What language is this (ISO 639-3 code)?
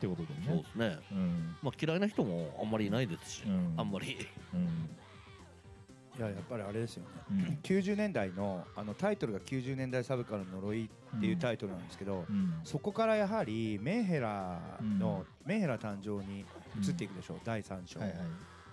jpn